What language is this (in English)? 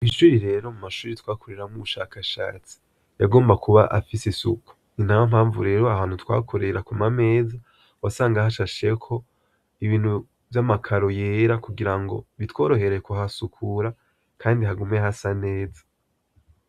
Rundi